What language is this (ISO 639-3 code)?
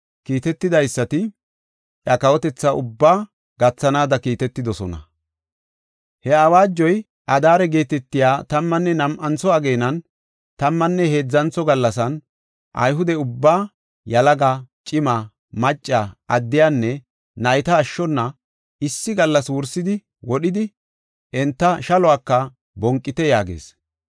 gof